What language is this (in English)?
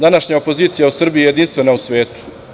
Serbian